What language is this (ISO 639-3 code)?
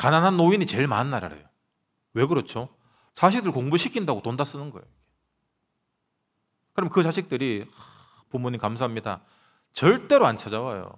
kor